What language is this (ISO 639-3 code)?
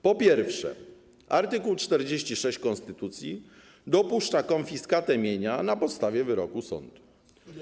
pol